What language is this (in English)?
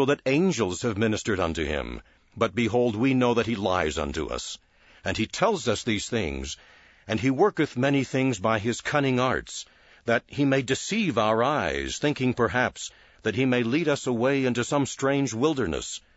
English